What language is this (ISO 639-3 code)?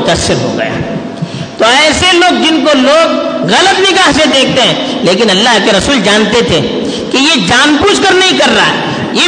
urd